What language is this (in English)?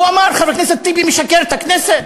Hebrew